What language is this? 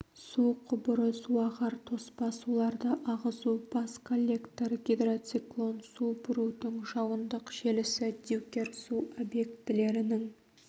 Kazakh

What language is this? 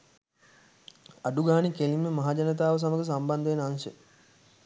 Sinhala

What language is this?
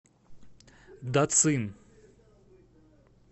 Russian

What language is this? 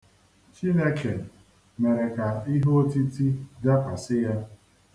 Igbo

